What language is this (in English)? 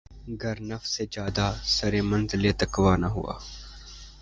Urdu